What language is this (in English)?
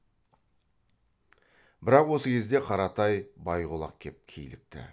Kazakh